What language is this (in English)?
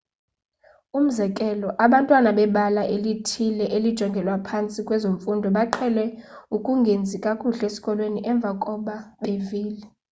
Xhosa